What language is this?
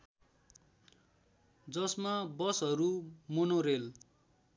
Nepali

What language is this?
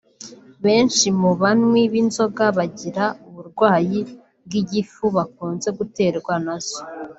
Kinyarwanda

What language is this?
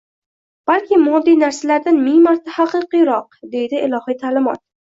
Uzbek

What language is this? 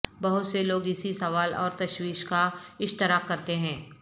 Urdu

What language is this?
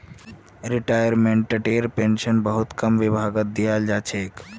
Magahi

